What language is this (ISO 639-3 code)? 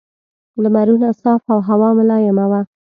pus